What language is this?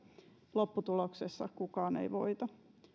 Finnish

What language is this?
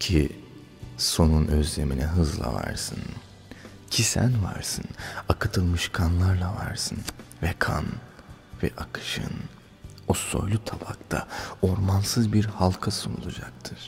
Turkish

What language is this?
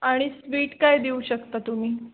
Marathi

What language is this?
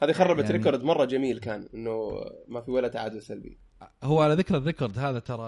Arabic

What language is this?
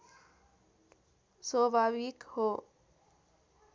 Nepali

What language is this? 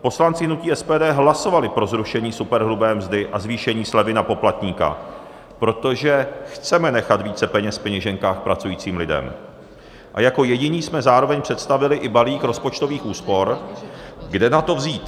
Czech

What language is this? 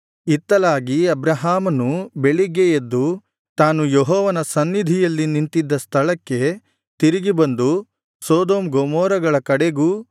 Kannada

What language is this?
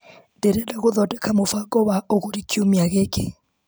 Kikuyu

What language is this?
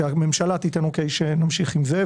Hebrew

